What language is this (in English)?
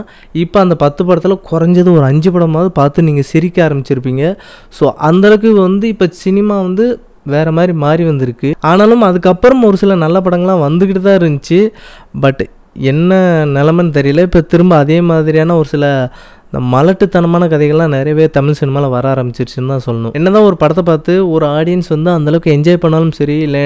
Tamil